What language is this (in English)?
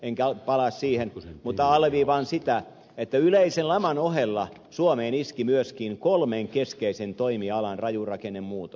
Finnish